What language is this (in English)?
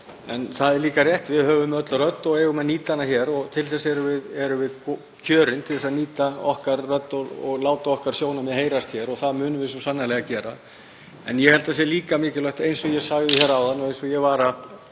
Icelandic